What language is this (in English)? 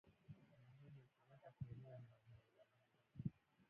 Swahili